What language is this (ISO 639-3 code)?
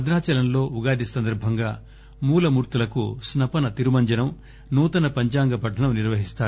tel